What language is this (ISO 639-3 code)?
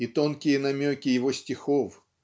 rus